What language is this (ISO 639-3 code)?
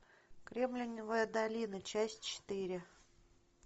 rus